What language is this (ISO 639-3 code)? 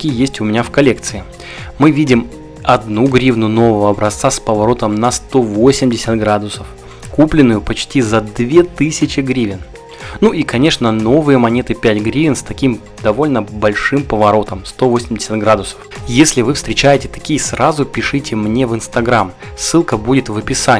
rus